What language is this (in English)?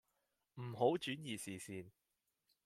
Cantonese